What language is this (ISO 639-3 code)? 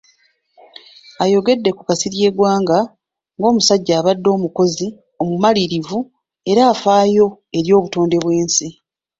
lug